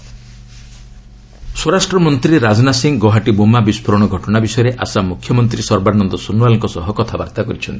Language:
Odia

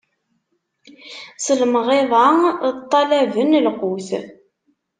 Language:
Kabyle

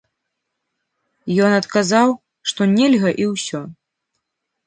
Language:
Belarusian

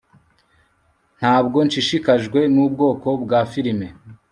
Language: Kinyarwanda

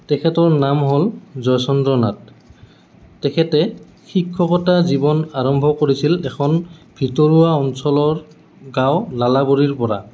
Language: Assamese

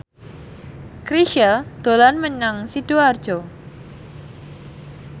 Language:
Javanese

